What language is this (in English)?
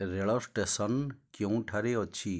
Odia